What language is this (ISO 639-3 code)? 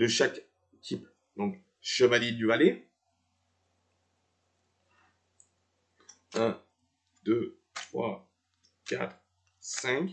fra